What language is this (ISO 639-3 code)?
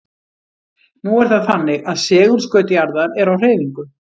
isl